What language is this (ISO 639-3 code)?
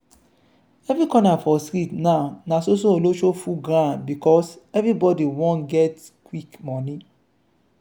pcm